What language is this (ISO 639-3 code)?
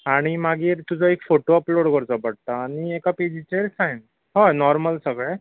kok